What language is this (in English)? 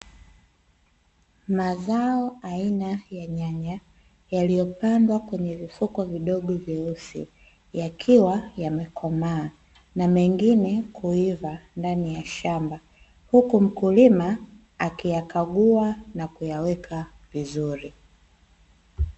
Swahili